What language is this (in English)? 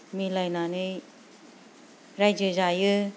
Bodo